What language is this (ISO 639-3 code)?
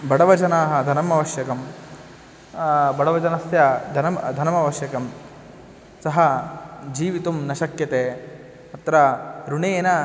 san